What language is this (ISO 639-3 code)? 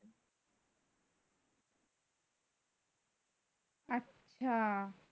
ben